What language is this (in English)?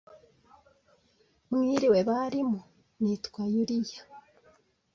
Kinyarwanda